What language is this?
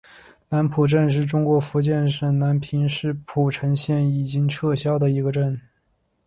Chinese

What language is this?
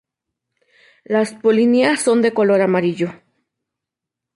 Spanish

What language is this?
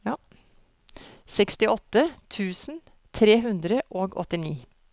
Norwegian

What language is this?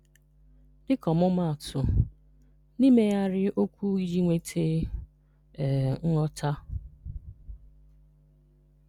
Igbo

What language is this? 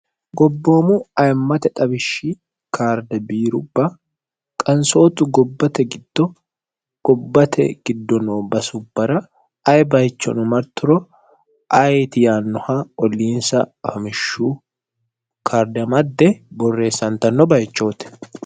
Sidamo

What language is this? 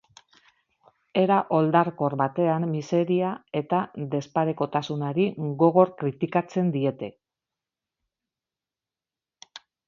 Basque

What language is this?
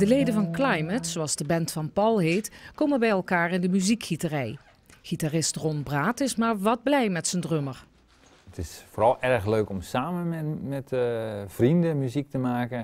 Dutch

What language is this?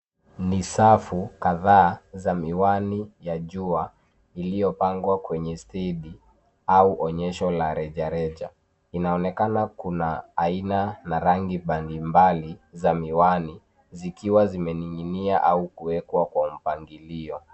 Swahili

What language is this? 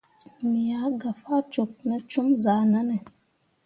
Mundang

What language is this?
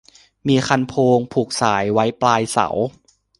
Thai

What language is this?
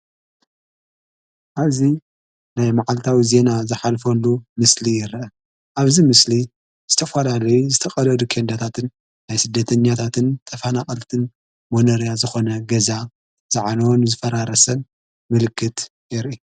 Tigrinya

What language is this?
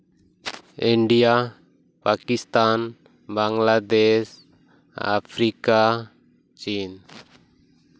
Santali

